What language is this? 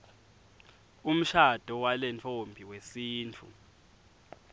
Swati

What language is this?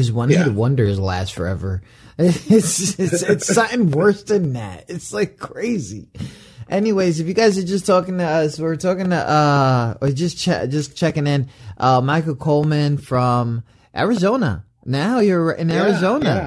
English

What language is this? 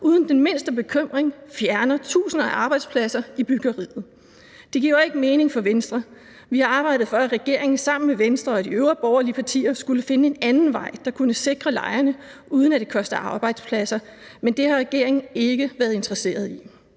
Danish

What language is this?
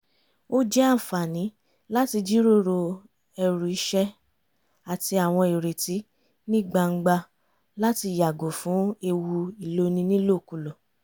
Yoruba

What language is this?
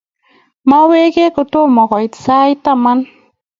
Kalenjin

